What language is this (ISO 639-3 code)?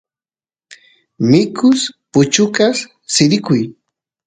qus